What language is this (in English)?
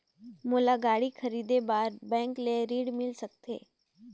Chhattisgarhi